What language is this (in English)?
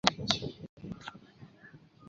Chinese